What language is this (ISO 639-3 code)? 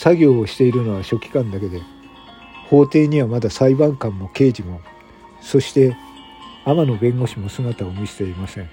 jpn